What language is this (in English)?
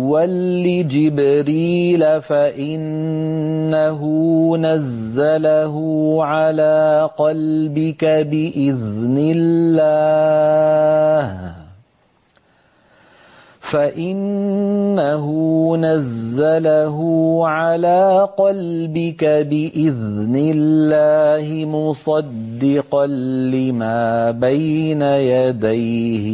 Arabic